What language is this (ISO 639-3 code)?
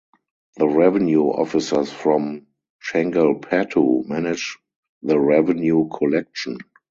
eng